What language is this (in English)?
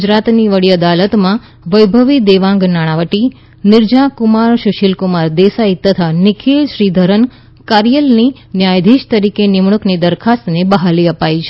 Gujarati